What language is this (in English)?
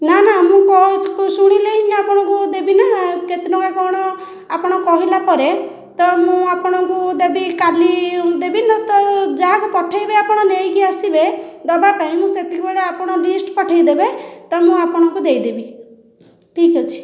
Odia